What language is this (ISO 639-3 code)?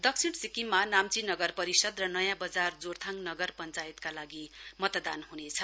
nep